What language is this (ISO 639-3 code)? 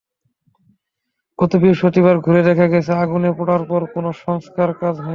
ben